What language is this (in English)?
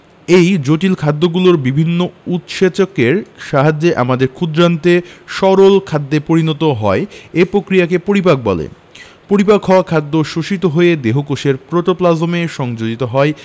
Bangla